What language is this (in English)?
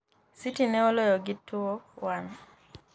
Luo (Kenya and Tanzania)